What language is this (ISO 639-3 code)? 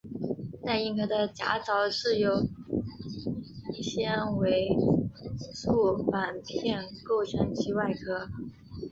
zho